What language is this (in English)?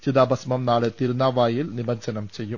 Malayalam